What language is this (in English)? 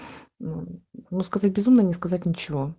Russian